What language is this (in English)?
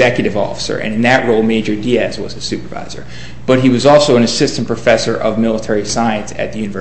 English